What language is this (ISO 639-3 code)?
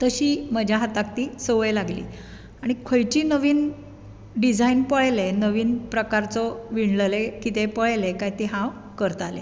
kok